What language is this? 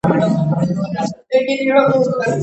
Georgian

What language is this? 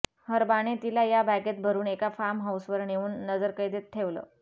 Marathi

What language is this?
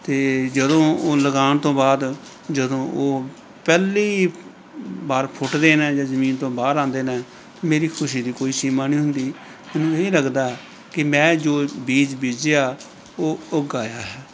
Punjabi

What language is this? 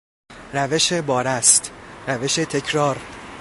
Persian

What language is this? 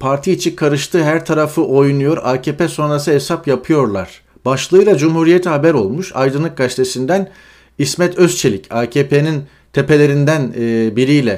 Turkish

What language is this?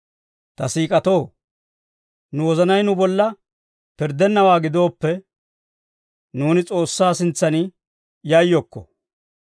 Dawro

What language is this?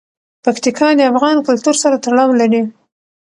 Pashto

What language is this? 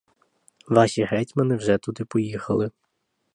Ukrainian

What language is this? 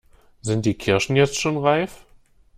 German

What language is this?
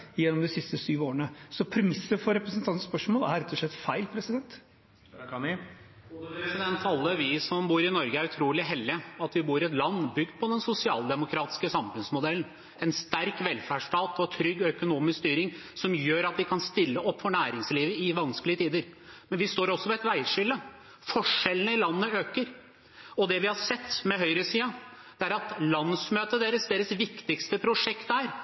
Norwegian Bokmål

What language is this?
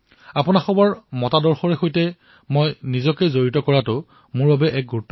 Assamese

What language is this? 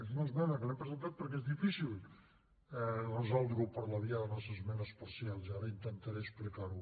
Catalan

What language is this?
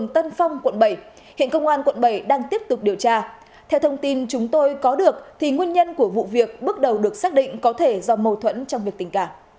Vietnamese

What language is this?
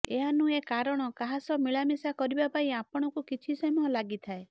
Odia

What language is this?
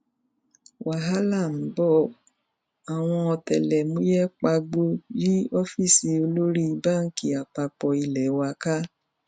Yoruba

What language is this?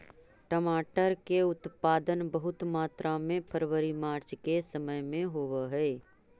Magahi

